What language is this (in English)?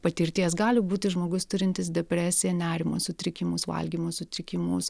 Lithuanian